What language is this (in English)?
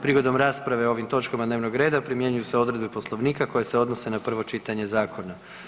Croatian